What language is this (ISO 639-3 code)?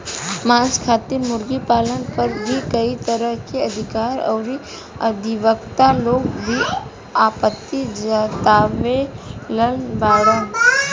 bho